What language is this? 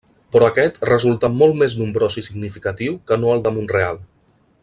Catalan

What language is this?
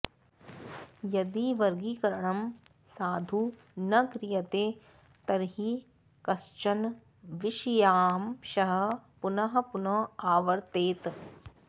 Sanskrit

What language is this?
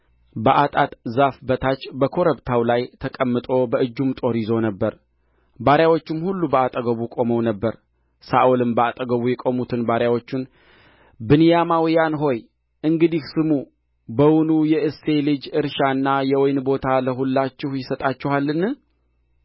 Amharic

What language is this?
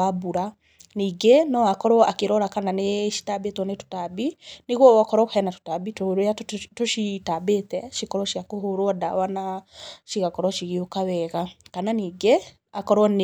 Kikuyu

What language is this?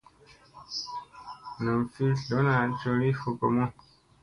Musey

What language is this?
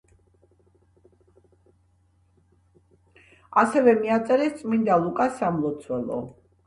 Georgian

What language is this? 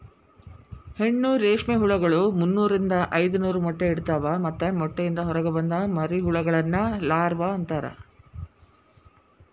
Kannada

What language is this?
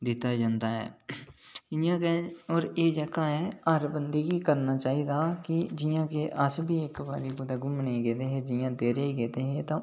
Dogri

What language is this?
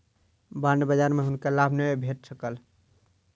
Maithili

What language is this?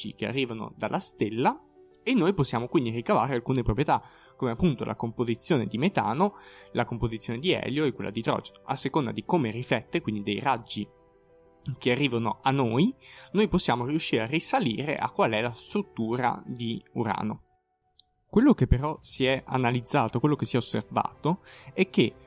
Italian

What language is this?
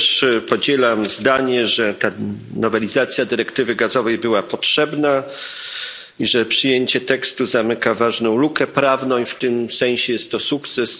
Polish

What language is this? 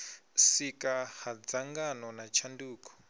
Venda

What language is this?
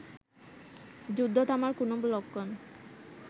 Bangla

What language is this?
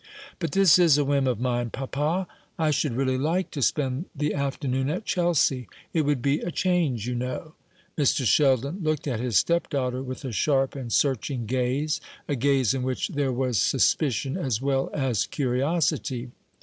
English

